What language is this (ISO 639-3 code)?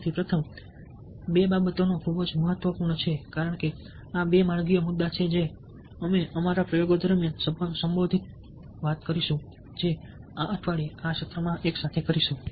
guj